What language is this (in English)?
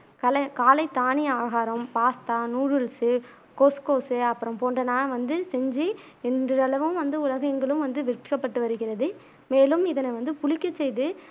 Tamil